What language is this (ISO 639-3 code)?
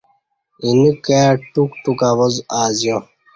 bsh